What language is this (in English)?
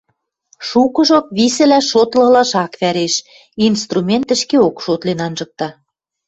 Western Mari